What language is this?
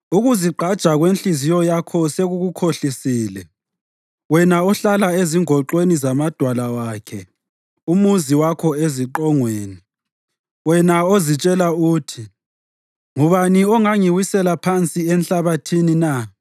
North Ndebele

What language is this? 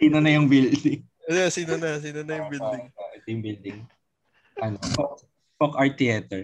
Filipino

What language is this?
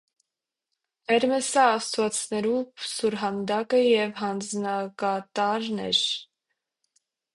Armenian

